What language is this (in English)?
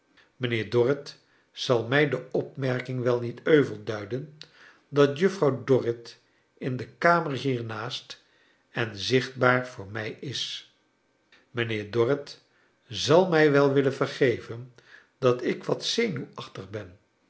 Dutch